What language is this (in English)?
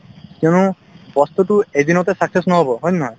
Assamese